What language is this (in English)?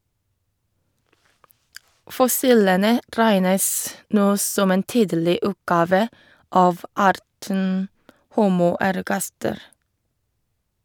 Norwegian